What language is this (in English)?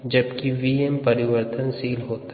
Hindi